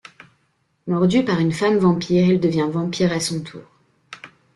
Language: French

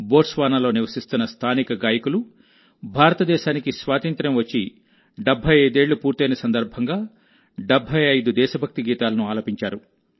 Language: Telugu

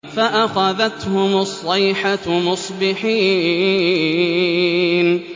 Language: Arabic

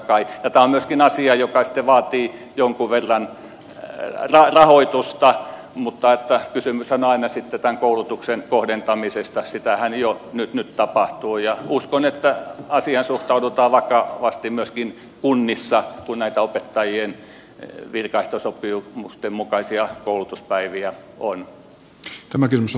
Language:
Finnish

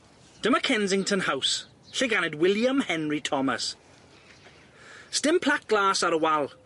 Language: Welsh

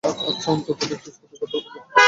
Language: Bangla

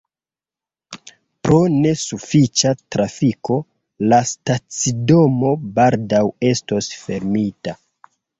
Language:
Esperanto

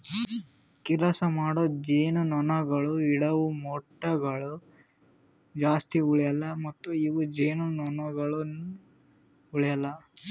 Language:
Kannada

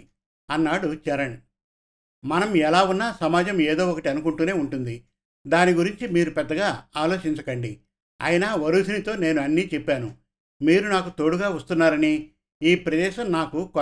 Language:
Telugu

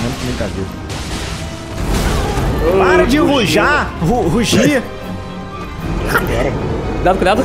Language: Portuguese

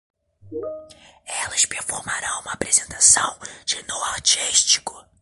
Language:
Portuguese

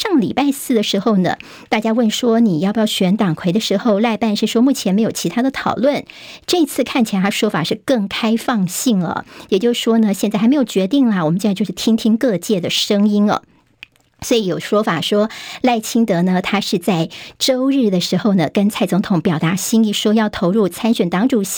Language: Chinese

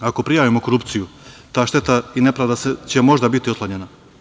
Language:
Serbian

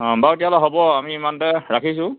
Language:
Assamese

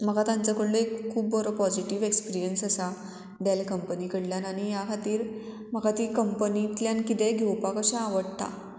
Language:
Konkani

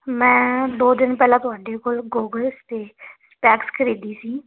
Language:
Punjabi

